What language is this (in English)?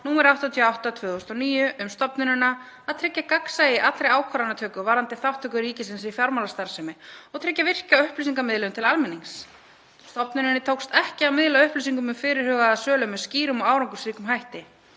Icelandic